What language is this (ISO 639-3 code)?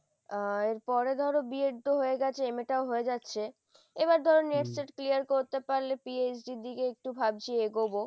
ben